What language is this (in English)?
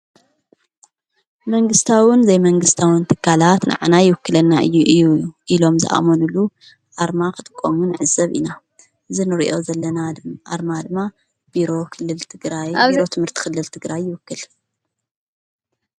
Tigrinya